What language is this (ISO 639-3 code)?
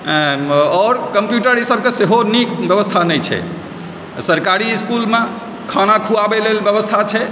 mai